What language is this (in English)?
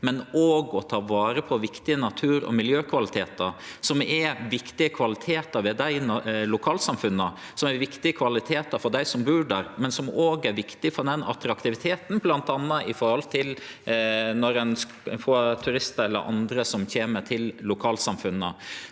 Norwegian